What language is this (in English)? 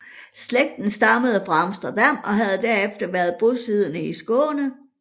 Danish